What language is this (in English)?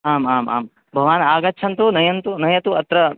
Sanskrit